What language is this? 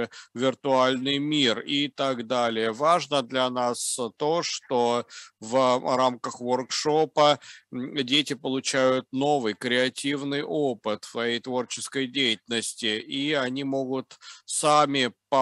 Russian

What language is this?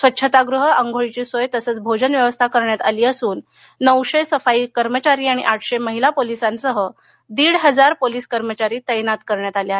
Marathi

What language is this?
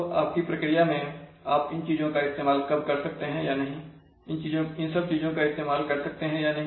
Hindi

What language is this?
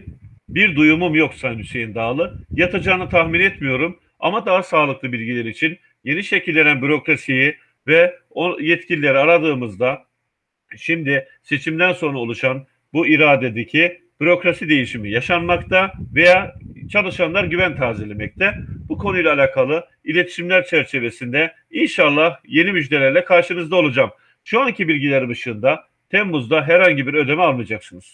Turkish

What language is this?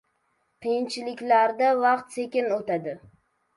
Uzbek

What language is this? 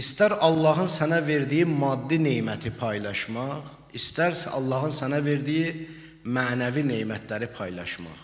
Turkish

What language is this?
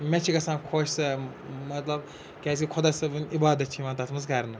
Kashmiri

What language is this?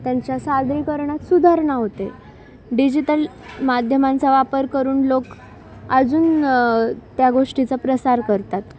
Marathi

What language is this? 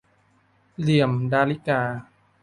Thai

